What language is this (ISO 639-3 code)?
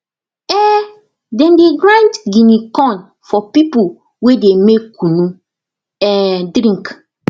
pcm